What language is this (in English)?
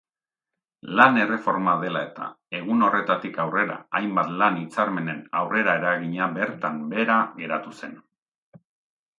Basque